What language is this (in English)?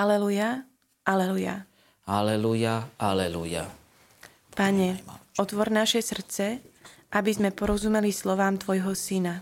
Slovak